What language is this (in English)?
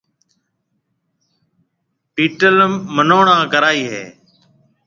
Marwari (Pakistan)